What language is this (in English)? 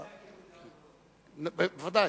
Hebrew